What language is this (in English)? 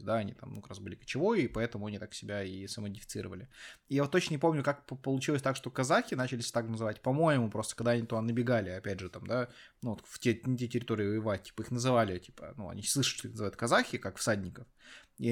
Russian